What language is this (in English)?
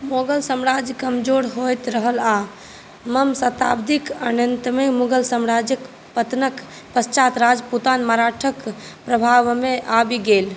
Maithili